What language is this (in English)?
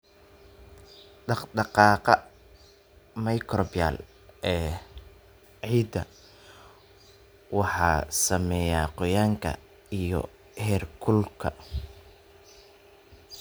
Somali